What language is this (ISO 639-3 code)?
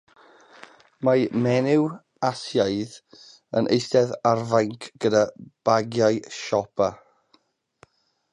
cym